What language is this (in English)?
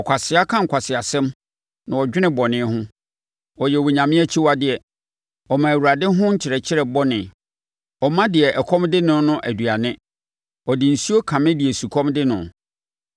Akan